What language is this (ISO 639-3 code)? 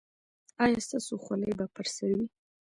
pus